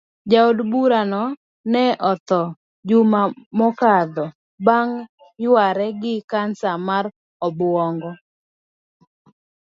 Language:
Luo (Kenya and Tanzania)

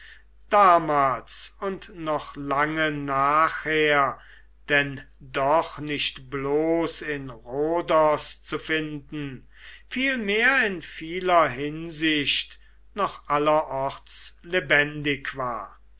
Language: German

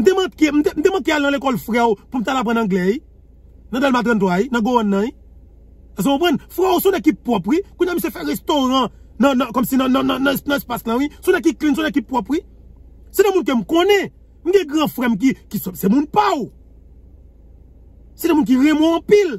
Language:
French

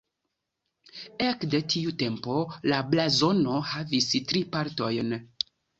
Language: Esperanto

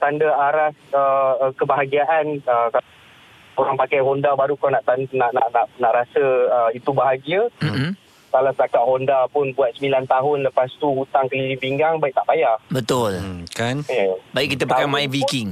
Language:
Malay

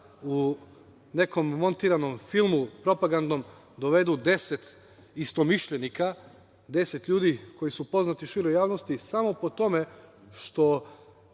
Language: Serbian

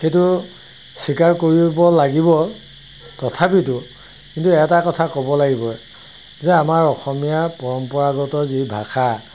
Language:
Assamese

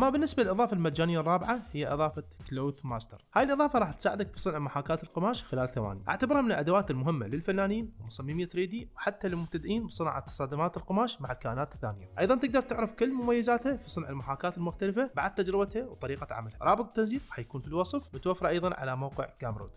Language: Arabic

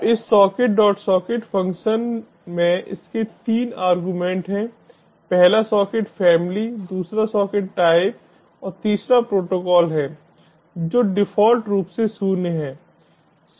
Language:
Hindi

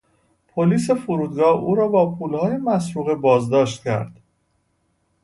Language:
Persian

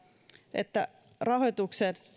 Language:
Finnish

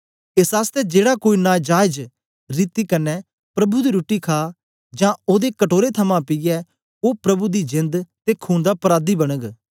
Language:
Dogri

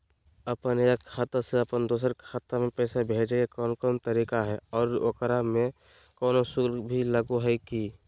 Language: Magahi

